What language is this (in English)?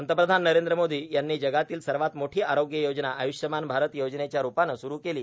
Marathi